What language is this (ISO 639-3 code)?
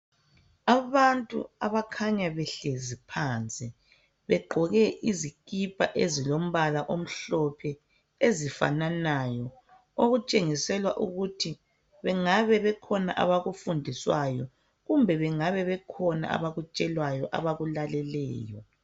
nde